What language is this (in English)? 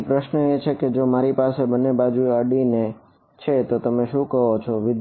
Gujarati